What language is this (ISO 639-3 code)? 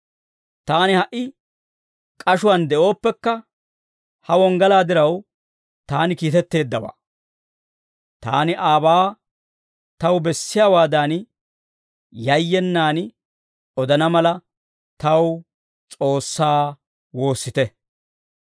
dwr